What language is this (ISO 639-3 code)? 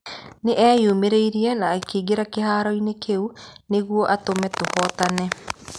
kik